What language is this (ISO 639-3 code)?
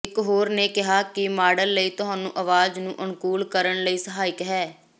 pan